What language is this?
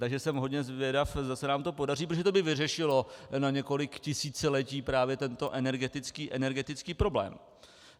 Czech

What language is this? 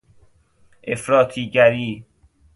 Persian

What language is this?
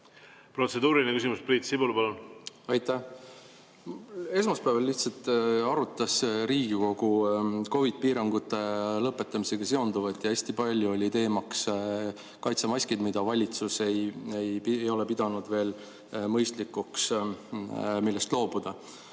Estonian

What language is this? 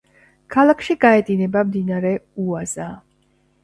Georgian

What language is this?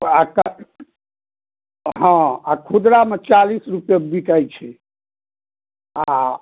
Maithili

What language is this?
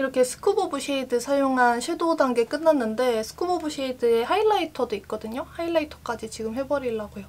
Korean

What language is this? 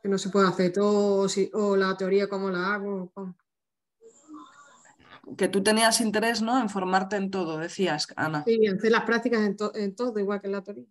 Spanish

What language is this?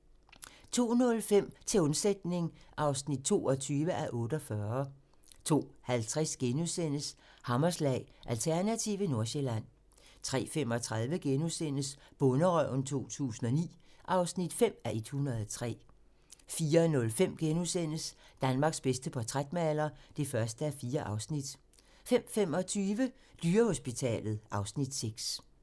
Danish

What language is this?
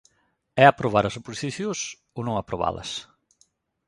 Galician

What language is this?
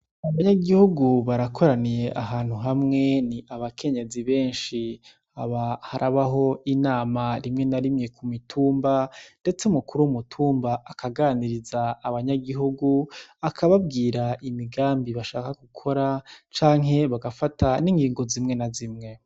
Rundi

